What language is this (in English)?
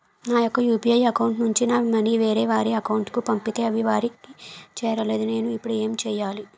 Telugu